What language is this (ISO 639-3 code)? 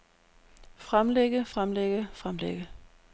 dan